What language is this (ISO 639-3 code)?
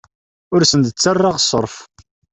kab